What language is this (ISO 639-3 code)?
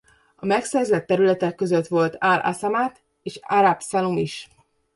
hun